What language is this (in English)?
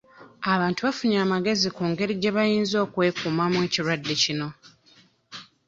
Ganda